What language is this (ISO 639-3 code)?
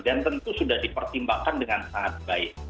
ind